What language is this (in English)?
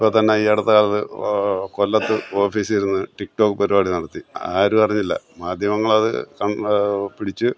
Malayalam